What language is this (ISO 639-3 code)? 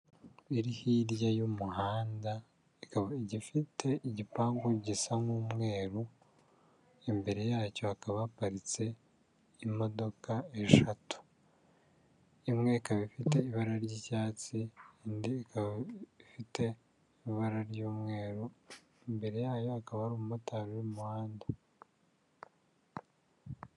kin